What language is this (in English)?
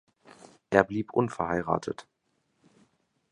German